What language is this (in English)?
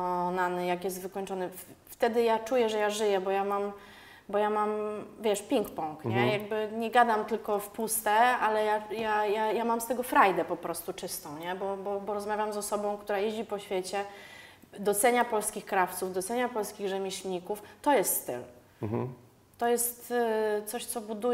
Polish